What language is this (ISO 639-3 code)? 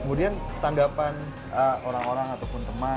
ind